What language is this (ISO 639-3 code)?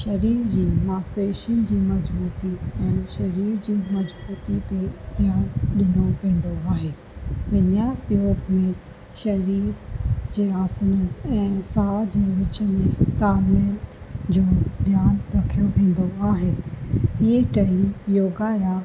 snd